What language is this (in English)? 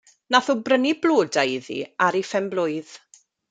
Welsh